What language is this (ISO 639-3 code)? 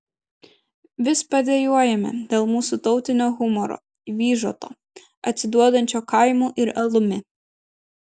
lit